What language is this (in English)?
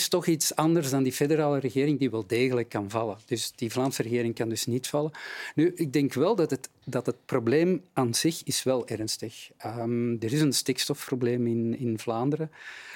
Dutch